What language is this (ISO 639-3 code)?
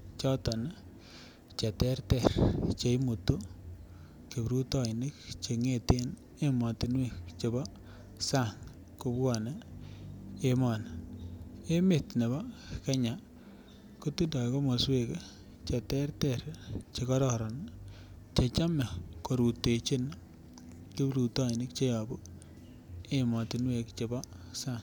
kln